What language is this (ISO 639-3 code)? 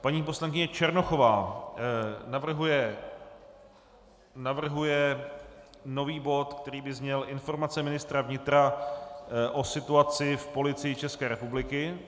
ces